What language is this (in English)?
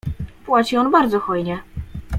Polish